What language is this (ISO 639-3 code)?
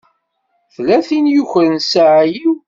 kab